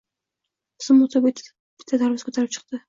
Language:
Uzbek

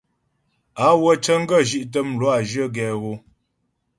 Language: Ghomala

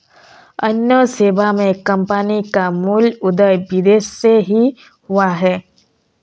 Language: Hindi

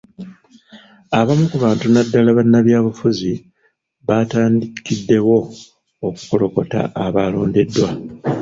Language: Ganda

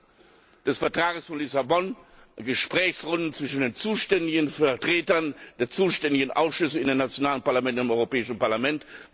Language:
German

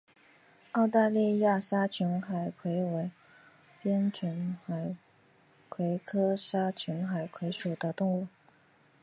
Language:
Chinese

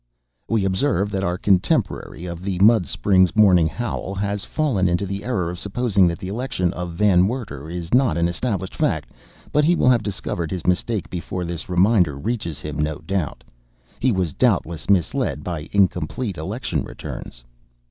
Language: English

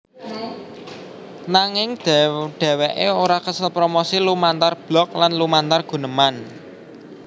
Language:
Javanese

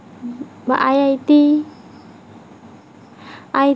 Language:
Assamese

